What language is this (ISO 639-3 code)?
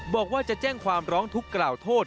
tha